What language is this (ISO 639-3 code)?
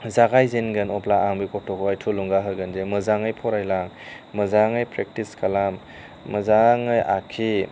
brx